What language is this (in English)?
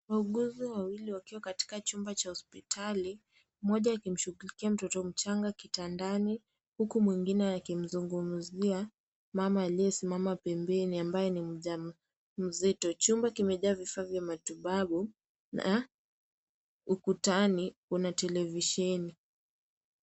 Swahili